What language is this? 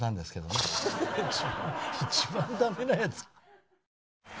Japanese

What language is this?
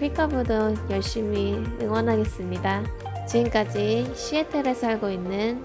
Korean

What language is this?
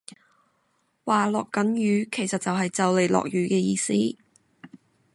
Cantonese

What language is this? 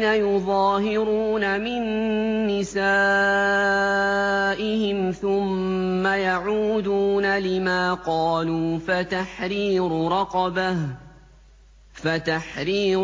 Arabic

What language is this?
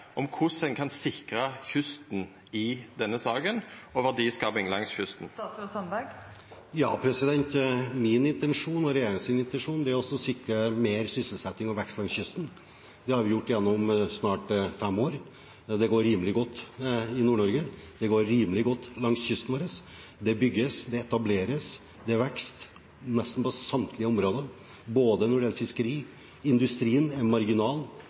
Norwegian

